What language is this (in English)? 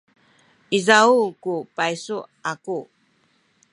Sakizaya